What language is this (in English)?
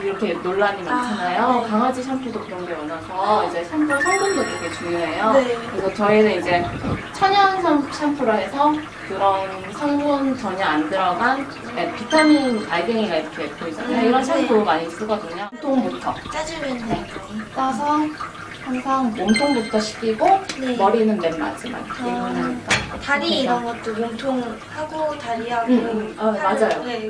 Korean